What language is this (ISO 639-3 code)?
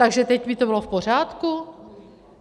ces